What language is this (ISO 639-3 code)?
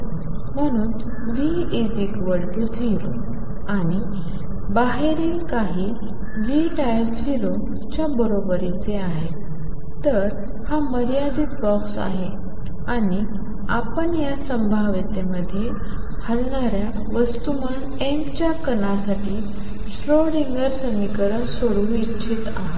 mar